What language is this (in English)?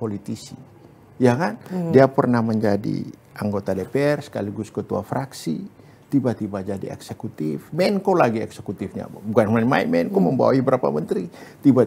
Indonesian